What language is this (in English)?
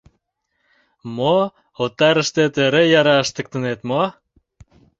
Mari